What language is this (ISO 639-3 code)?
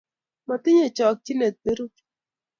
kln